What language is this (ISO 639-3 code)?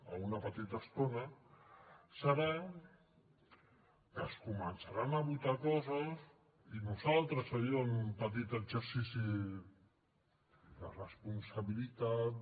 cat